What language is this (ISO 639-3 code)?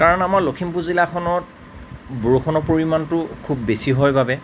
asm